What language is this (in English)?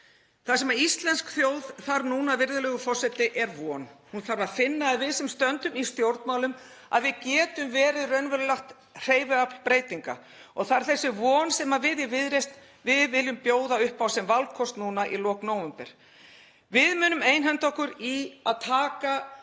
Icelandic